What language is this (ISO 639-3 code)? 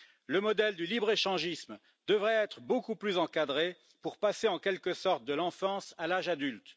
fra